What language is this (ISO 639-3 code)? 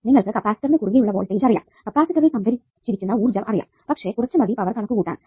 mal